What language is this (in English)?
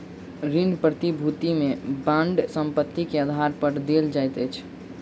Maithili